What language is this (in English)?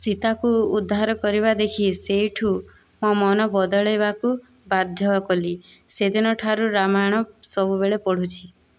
Odia